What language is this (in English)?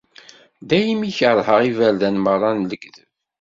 Kabyle